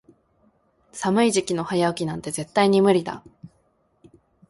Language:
Japanese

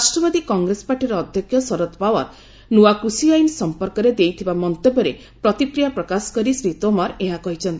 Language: Odia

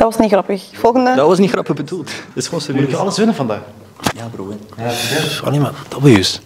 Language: Dutch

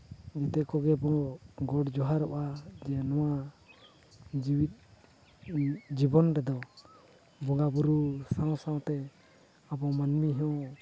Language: Santali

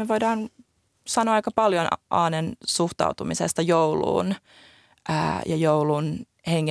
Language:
Finnish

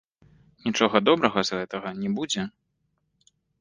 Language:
Belarusian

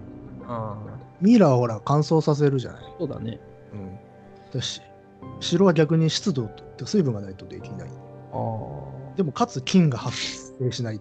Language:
Japanese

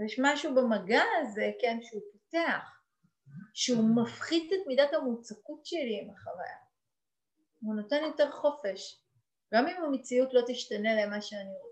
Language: Hebrew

